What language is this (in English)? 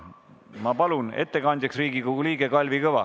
Estonian